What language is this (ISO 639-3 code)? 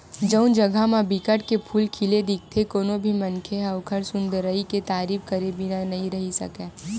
hne